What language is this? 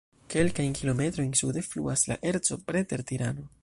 Esperanto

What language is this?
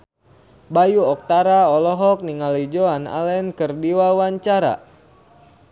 Sundanese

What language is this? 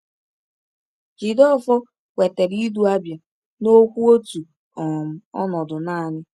Igbo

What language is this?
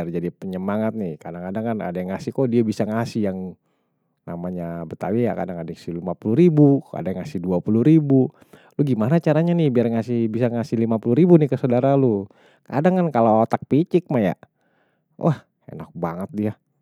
Betawi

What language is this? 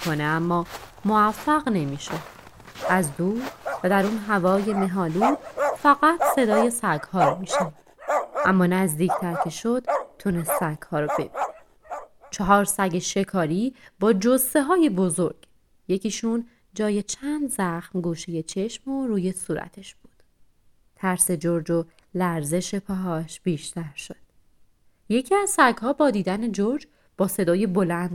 Persian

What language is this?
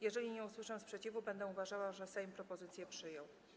Polish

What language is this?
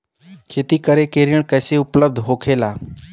Bhojpuri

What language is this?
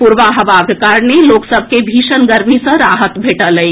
Maithili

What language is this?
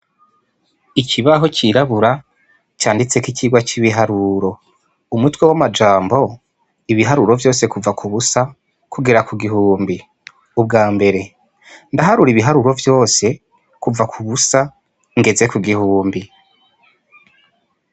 Rundi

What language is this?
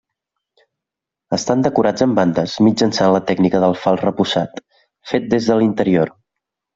Catalan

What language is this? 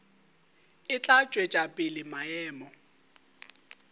Northern Sotho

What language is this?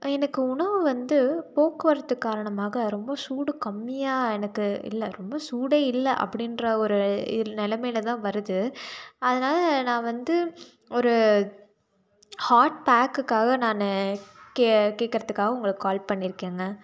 Tamil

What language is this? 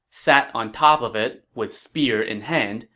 English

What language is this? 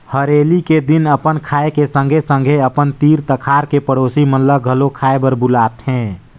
Chhattisgarhi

